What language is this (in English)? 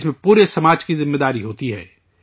Urdu